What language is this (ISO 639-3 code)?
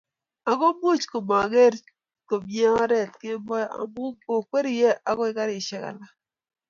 kln